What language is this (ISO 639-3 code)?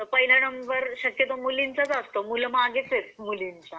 mar